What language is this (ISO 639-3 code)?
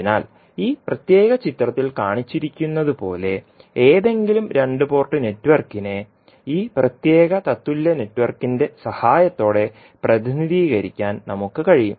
mal